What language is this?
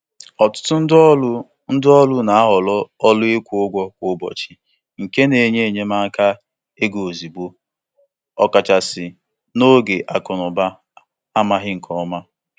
Igbo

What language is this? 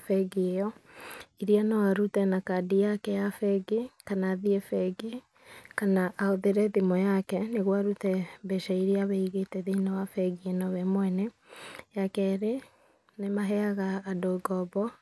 Kikuyu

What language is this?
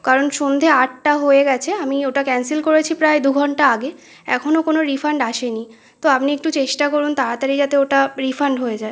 Bangla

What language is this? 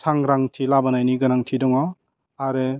Bodo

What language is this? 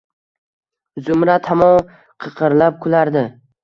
Uzbek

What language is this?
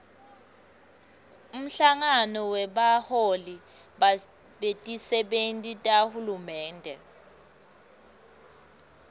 Swati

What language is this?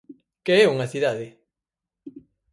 Galician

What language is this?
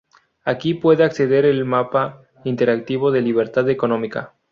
Spanish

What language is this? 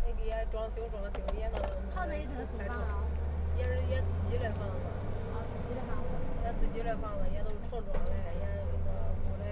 Chinese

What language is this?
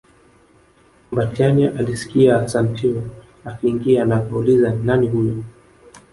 Swahili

